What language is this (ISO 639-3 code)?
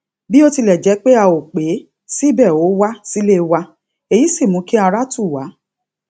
yor